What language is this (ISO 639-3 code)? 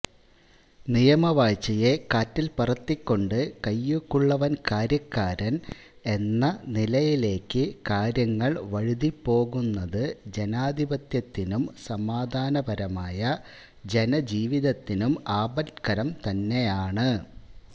mal